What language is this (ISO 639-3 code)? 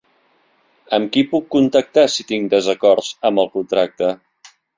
cat